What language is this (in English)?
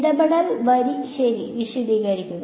Malayalam